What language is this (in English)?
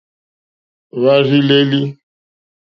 Mokpwe